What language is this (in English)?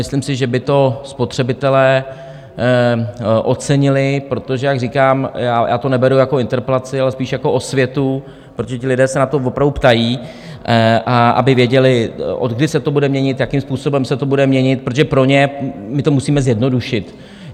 Czech